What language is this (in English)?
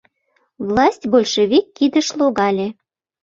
Mari